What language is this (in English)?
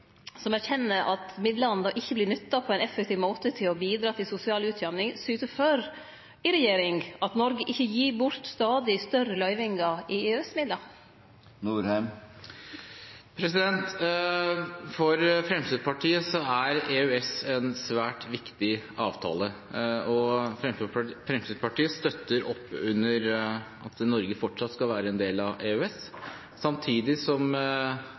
Norwegian